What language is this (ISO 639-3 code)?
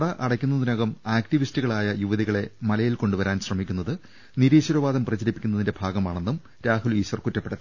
mal